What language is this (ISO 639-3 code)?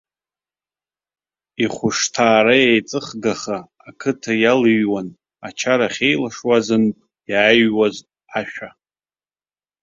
abk